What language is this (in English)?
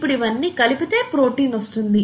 Telugu